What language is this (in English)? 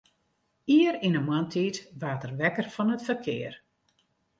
Western Frisian